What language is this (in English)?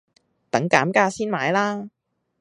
Cantonese